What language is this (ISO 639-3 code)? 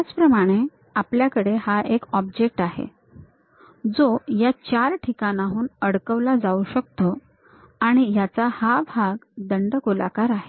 mar